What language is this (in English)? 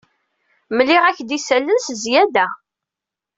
Kabyle